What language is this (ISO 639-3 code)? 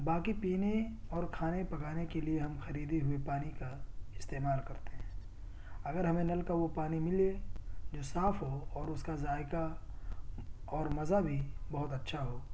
urd